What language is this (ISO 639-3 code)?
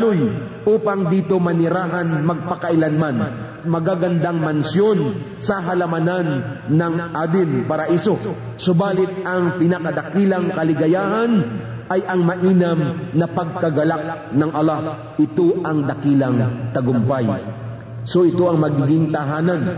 fil